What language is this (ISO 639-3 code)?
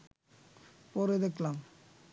ben